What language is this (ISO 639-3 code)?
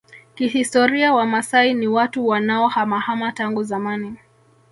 swa